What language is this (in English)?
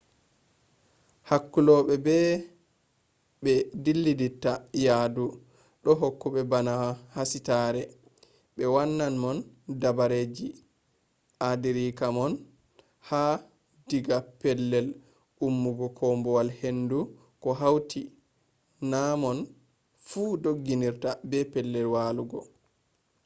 Fula